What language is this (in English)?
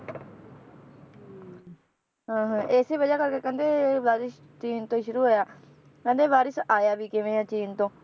Punjabi